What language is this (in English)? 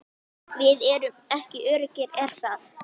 Icelandic